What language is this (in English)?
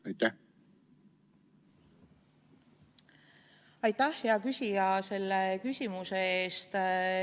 Estonian